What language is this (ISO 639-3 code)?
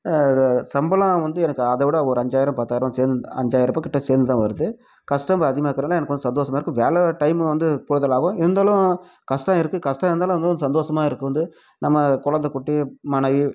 tam